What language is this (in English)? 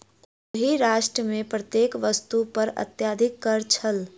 Maithili